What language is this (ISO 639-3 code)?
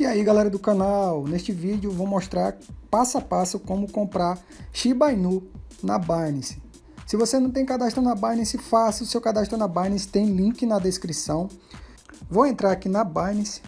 por